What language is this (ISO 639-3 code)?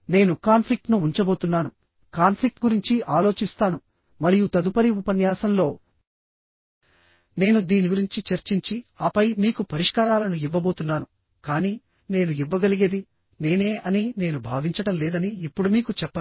tel